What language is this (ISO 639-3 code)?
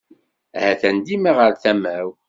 kab